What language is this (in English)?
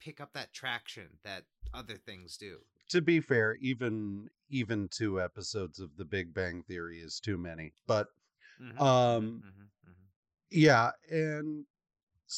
English